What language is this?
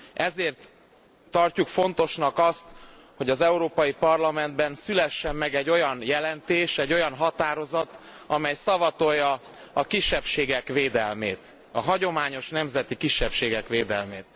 Hungarian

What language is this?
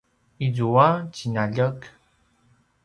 Paiwan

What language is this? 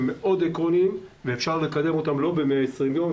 Hebrew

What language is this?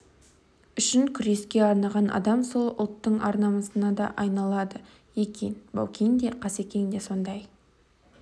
Kazakh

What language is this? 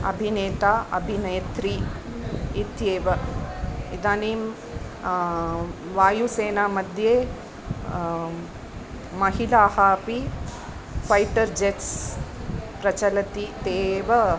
Sanskrit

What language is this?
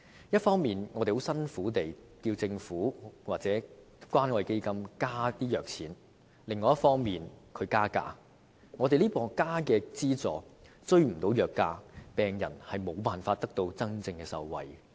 Cantonese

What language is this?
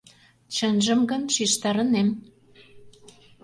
Mari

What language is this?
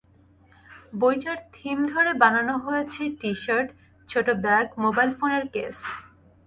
Bangla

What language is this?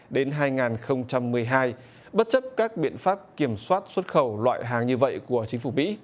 Vietnamese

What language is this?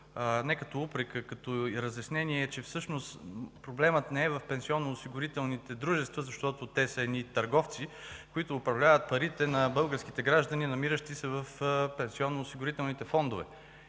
Bulgarian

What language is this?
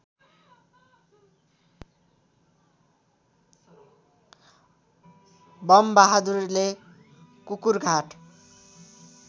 Nepali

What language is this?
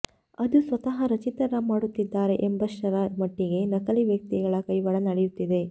Kannada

